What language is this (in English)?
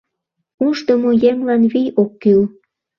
Mari